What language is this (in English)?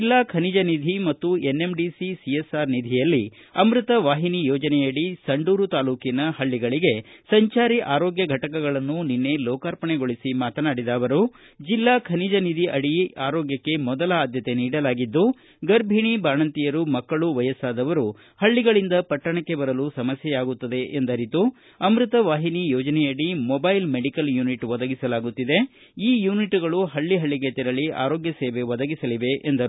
Kannada